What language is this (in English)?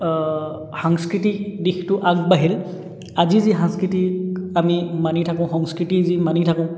Assamese